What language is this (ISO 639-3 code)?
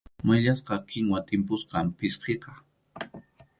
qxu